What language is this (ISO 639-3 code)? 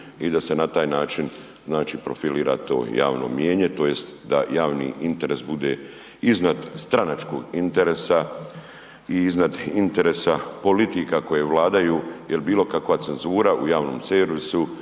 hrv